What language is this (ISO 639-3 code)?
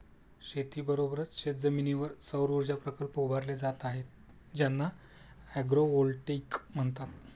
mar